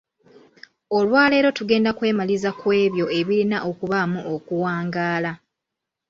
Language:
Ganda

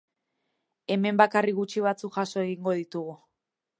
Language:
Basque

